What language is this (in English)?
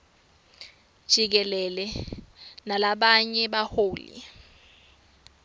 Swati